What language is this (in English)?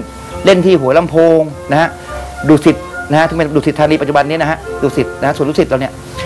Thai